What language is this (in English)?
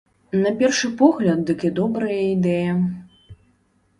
Belarusian